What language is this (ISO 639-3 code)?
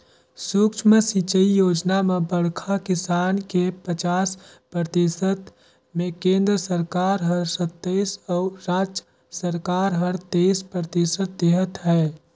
hne